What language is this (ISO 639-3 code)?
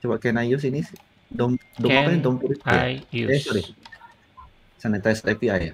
ind